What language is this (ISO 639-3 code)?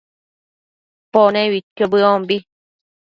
mcf